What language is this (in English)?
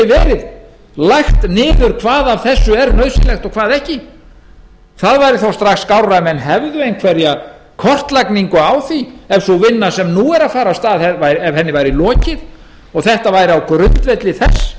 Icelandic